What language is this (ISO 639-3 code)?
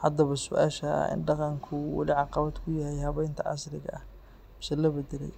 som